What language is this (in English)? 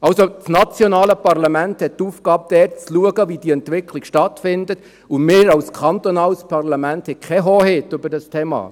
Swiss German